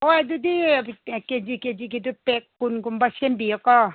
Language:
Manipuri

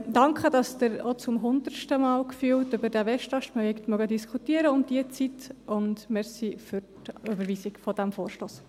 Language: Swiss German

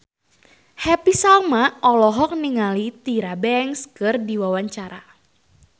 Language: Sundanese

